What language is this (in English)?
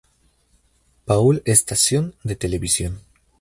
Spanish